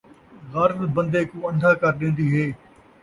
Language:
Saraiki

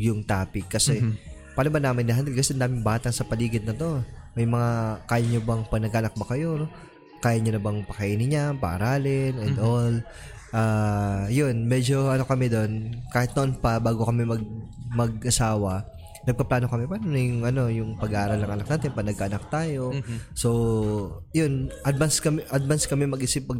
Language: Filipino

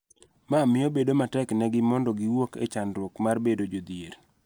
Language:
Luo (Kenya and Tanzania)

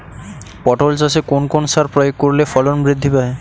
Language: Bangla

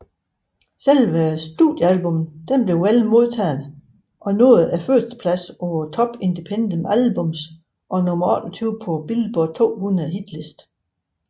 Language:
Danish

